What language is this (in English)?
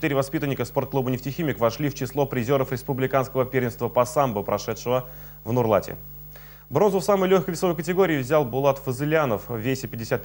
Russian